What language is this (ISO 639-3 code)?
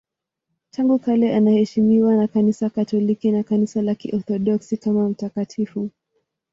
swa